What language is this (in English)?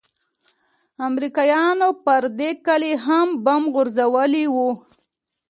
Pashto